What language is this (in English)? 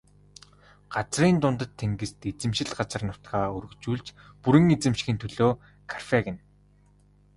Mongolian